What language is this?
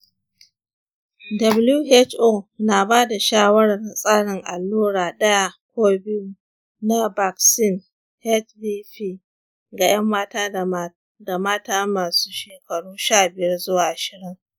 Hausa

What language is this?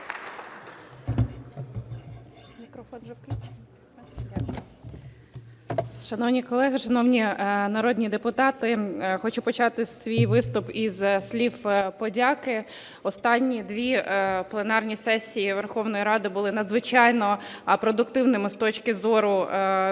Ukrainian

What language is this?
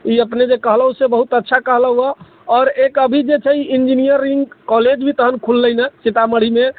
Maithili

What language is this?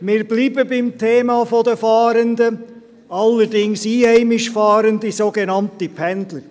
Swiss German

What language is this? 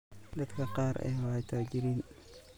Somali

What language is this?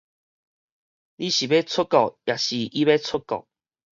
Min Nan Chinese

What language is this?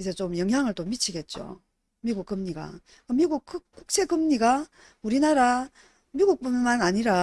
Korean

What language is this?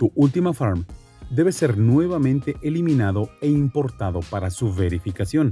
Spanish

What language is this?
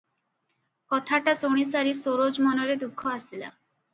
Odia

